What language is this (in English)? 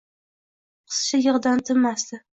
Uzbek